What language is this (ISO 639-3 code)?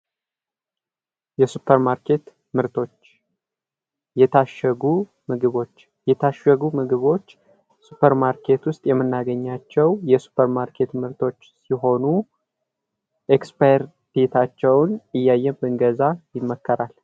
amh